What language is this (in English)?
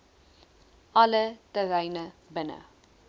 Afrikaans